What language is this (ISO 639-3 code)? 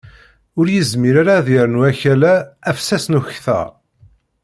kab